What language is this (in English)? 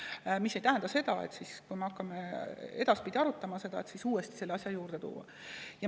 Estonian